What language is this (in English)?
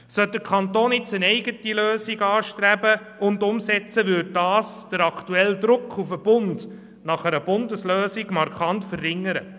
Swiss German